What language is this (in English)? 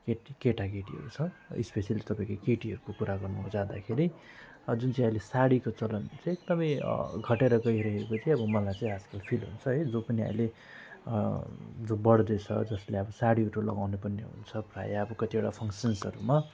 Nepali